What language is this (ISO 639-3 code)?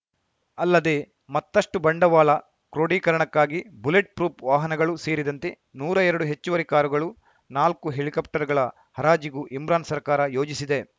kan